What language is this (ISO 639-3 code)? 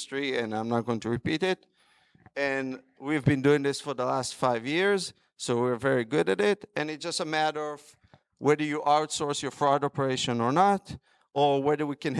eng